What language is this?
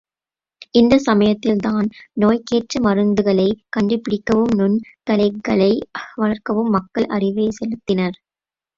Tamil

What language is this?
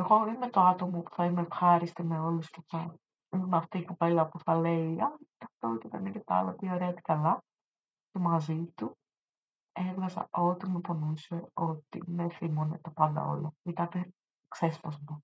Greek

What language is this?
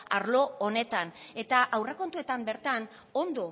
Basque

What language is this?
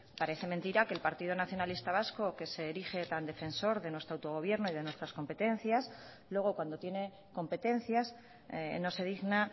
Spanish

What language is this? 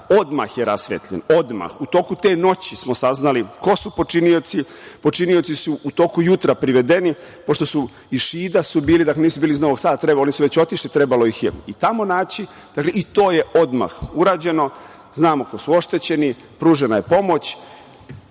Serbian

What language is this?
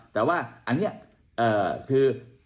Thai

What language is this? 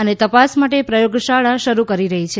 Gujarati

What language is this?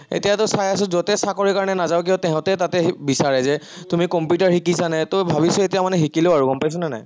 Assamese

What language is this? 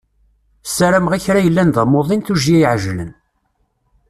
Kabyle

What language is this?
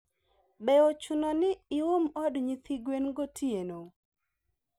Luo (Kenya and Tanzania)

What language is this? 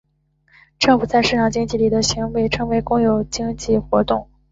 Chinese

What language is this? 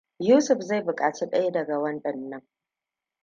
Hausa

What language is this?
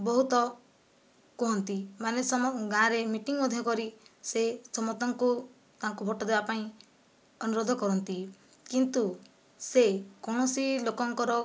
Odia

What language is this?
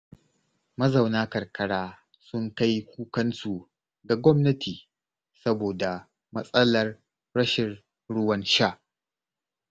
Hausa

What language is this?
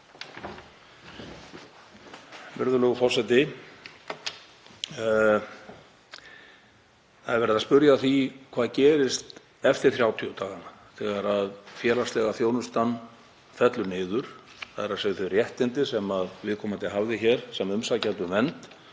Icelandic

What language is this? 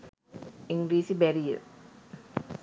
Sinhala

